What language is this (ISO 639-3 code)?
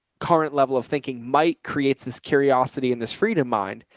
eng